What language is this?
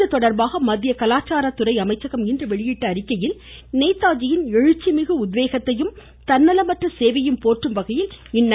Tamil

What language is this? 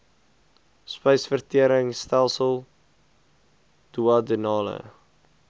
Afrikaans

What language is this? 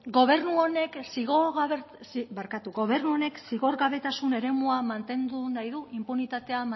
Basque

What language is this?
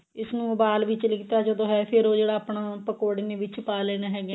Punjabi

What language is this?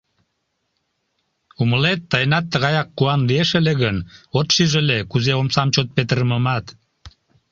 Mari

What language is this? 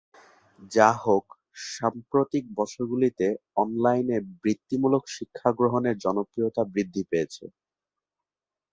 Bangla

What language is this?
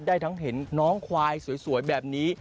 Thai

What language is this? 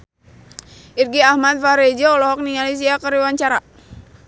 Sundanese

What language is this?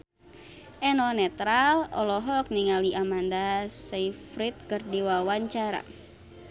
Sundanese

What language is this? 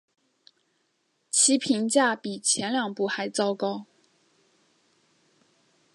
Chinese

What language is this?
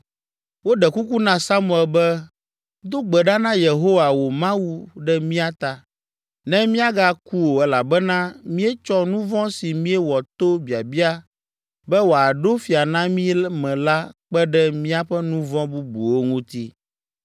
Ewe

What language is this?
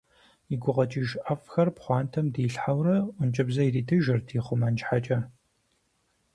Kabardian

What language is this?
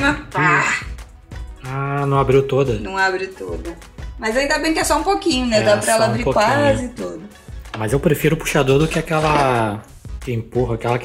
Portuguese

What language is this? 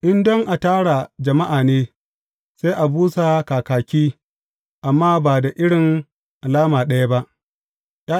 Hausa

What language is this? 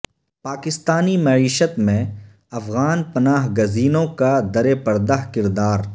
Urdu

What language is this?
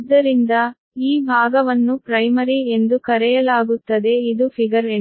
Kannada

